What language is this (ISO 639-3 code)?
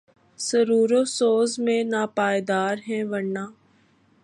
urd